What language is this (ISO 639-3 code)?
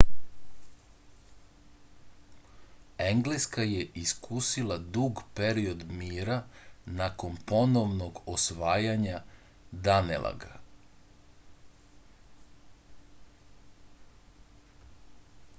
srp